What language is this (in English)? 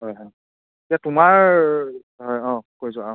Assamese